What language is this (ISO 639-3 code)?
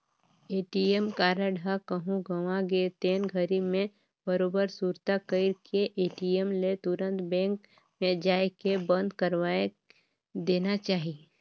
hne